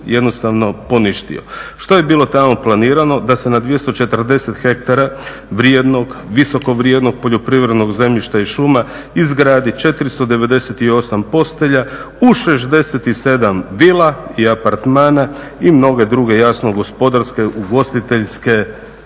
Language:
Croatian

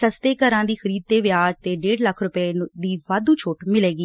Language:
Punjabi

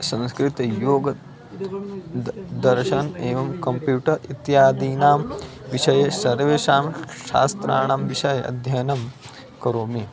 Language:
Sanskrit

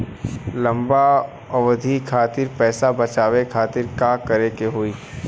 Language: Bhojpuri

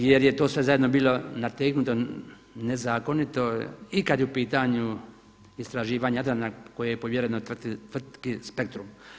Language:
Croatian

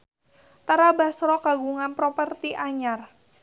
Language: Sundanese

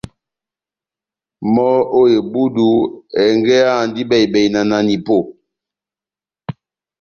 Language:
Batanga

